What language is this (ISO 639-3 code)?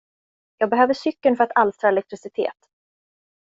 swe